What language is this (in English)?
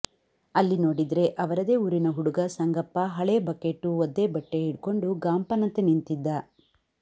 Kannada